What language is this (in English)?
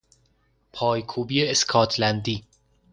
Persian